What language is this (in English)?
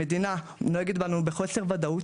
Hebrew